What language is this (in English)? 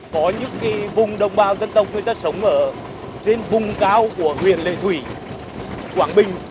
Vietnamese